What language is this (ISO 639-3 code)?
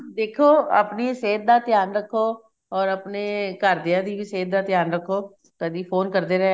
pan